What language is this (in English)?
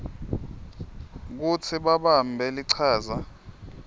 Swati